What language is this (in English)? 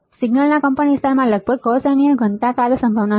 Gujarati